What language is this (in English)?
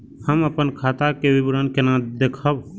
Maithili